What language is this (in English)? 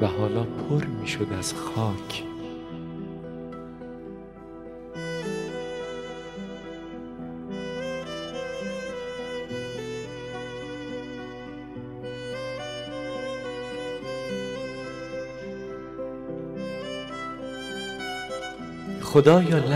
Persian